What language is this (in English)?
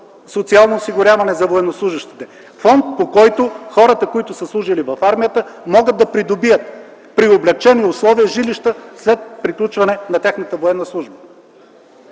Bulgarian